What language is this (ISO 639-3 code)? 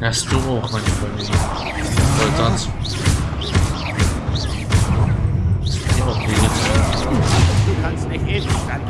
deu